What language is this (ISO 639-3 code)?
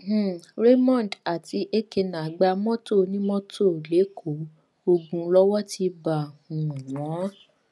yor